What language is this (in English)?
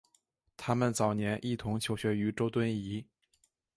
Chinese